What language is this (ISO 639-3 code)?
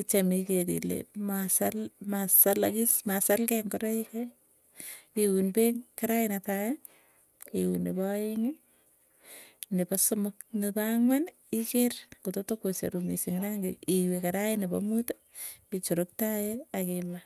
tuy